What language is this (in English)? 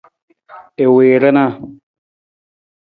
Nawdm